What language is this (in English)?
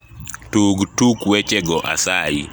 Luo (Kenya and Tanzania)